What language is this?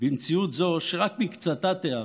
Hebrew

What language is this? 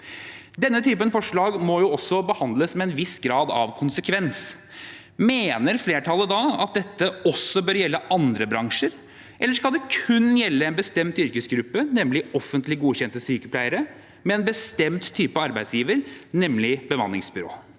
Norwegian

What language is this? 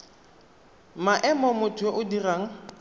Tswana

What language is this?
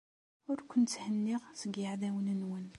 Kabyle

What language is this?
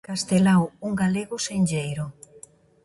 Galician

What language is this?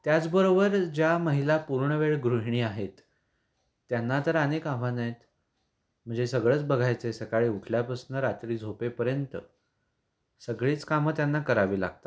Marathi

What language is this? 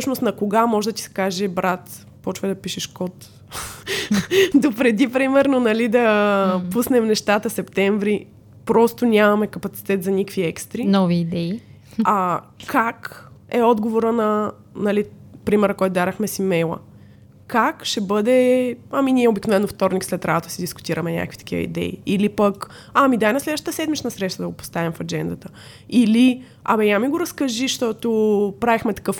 Bulgarian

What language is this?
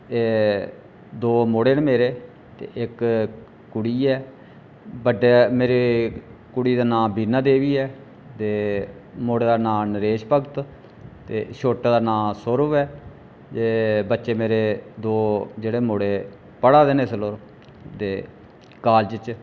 Dogri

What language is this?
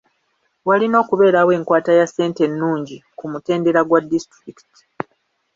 Ganda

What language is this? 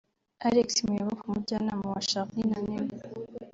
Kinyarwanda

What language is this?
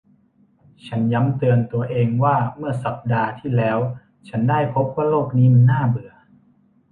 Thai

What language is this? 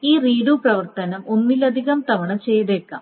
Malayalam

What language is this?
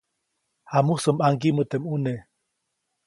Copainalá Zoque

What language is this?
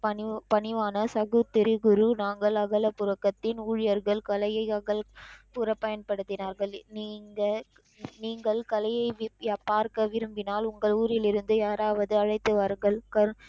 Tamil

